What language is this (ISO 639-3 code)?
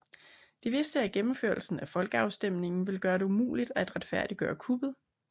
dan